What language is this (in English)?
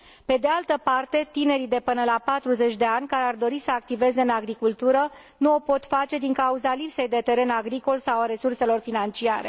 Romanian